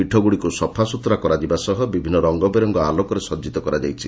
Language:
Odia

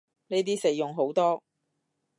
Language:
Cantonese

